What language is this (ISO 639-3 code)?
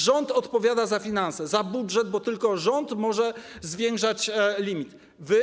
pol